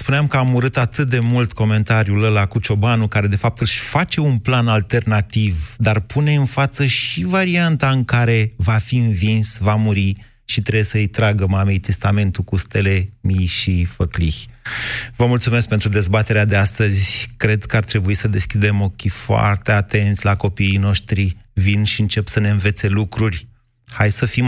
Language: Romanian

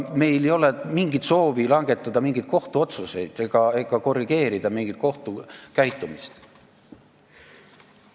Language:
Estonian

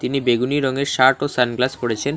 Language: Bangla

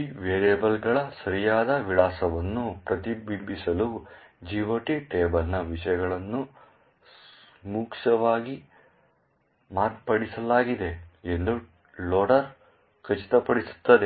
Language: Kannada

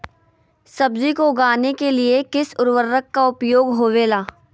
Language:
Magahi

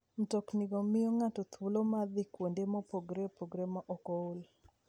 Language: Luo (Kenya and Tanzania)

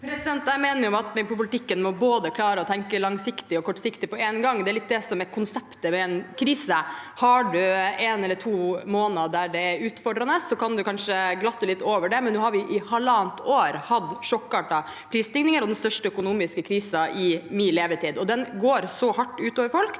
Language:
Norwegian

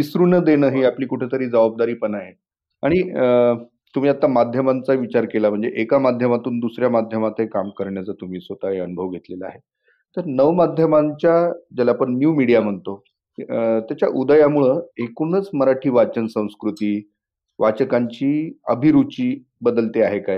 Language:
Marathi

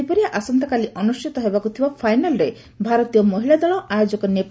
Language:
Odia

